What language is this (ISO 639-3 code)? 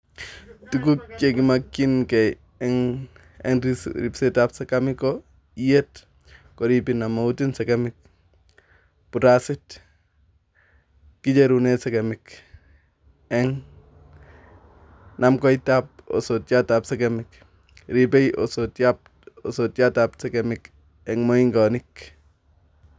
kln